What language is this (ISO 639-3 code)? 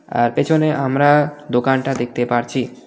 ben